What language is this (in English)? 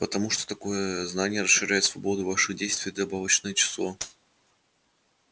Russian